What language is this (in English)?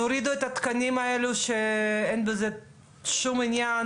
Hebrew